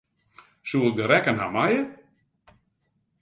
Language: Western Frisian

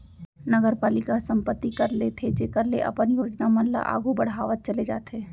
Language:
Chhattisgarhi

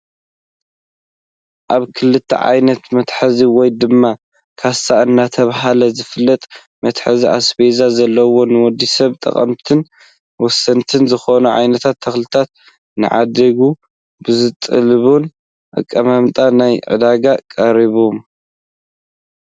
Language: Tigrinya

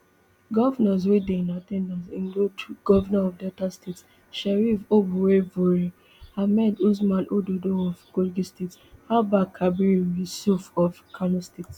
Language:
Nigerian Pidgin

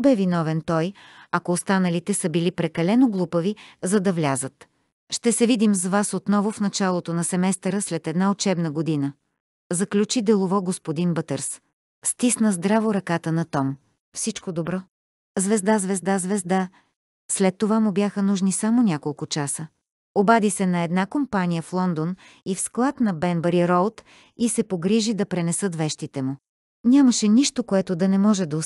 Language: Bulgarian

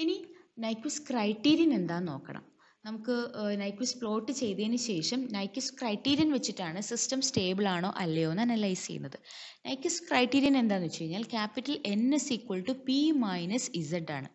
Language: Malayalam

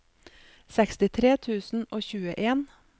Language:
Norwegian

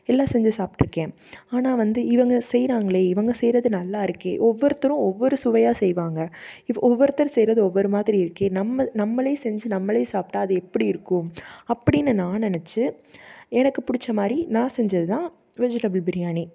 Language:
Tamil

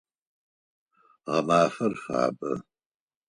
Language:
Adyghe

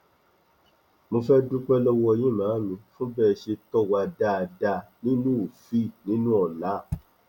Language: Yoruba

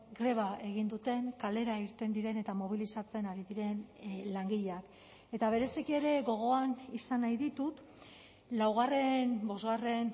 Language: Basque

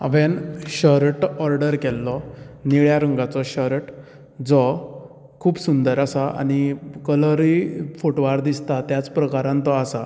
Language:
Konkani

